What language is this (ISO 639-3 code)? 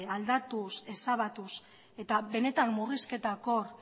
eus